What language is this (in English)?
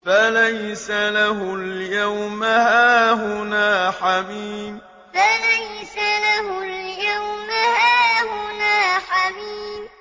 Arabic